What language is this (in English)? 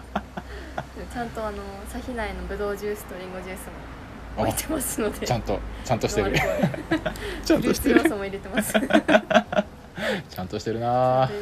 Japanese